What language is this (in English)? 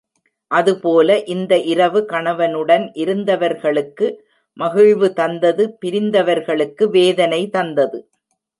Tamil